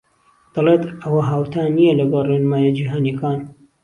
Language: Central Kurdish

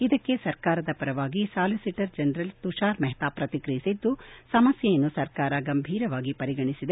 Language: Kannada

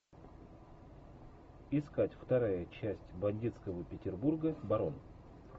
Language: Russian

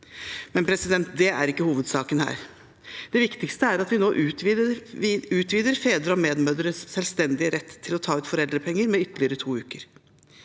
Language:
Norwegian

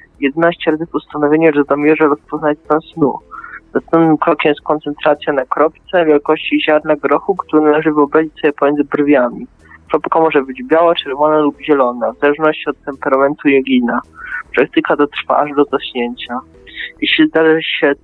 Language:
Polish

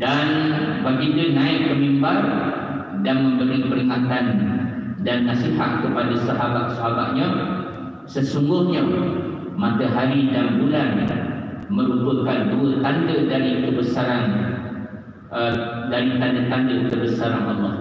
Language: Malay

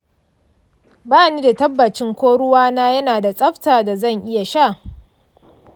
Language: Hausa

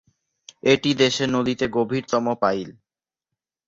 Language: Bangla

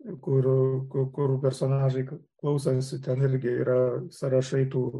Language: Lithuanian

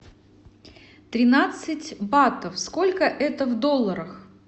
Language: Russian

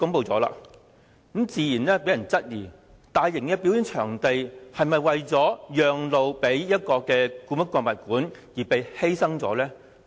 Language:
Cantonese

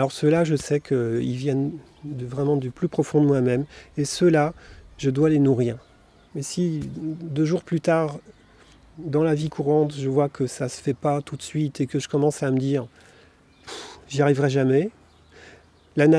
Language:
French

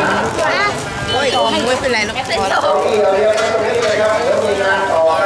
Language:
Thai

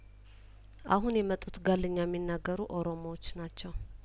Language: Amharic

